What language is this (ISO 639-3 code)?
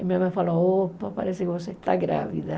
por